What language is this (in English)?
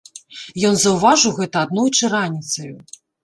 Belarusian